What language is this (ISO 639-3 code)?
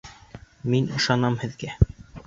bak